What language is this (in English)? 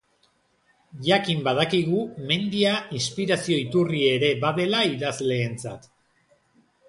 Basque